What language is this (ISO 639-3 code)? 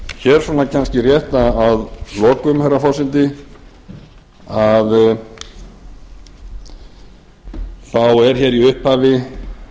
isl